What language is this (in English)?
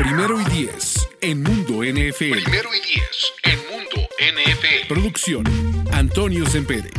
Spanish